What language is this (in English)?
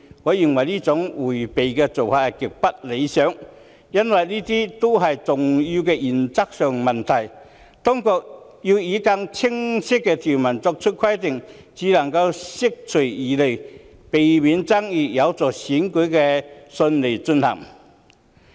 Cantonese